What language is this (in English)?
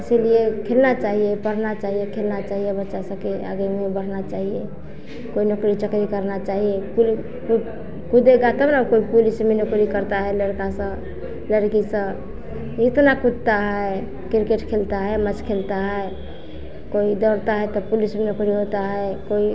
Hindi